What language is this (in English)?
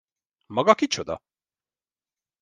Hungarian